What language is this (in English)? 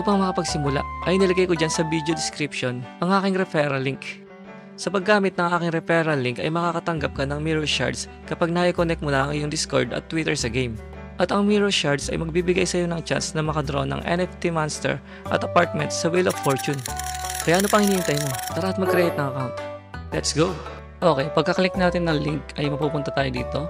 Filipino